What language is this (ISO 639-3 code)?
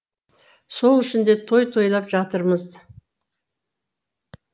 kaz